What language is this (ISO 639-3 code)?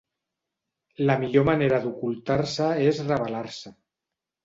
cat